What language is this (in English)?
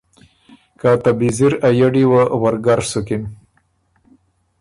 Ormuri